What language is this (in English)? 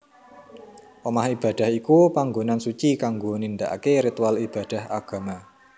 Javanese